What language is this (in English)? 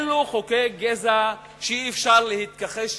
Hebrew